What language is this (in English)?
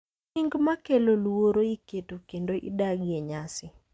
Luo (Kenya and Tanzania)